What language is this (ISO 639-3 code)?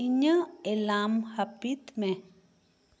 sat